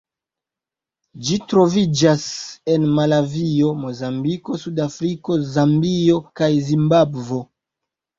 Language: Esperanto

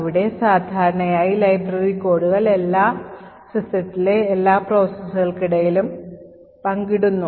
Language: Malayalam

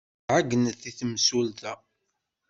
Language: Kabyle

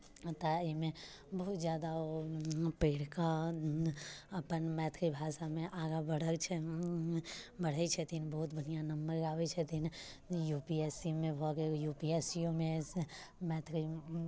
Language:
Maithili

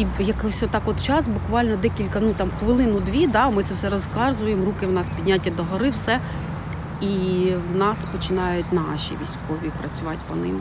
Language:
Ukrainian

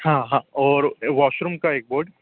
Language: Hindi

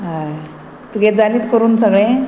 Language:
Konkani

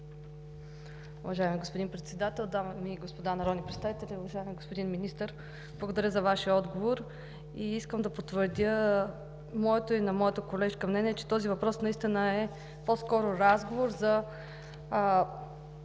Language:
Bulgarian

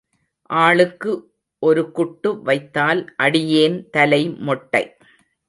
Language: Tamil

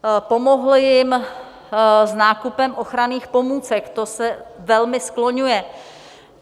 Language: Czech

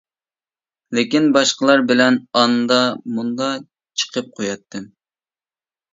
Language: Uyghur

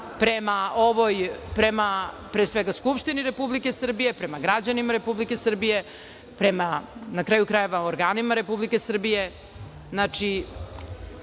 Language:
Serbian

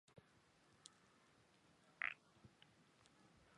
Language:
Chinese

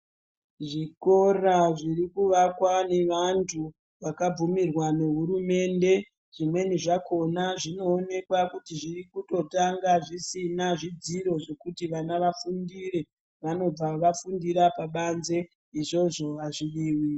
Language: Ndau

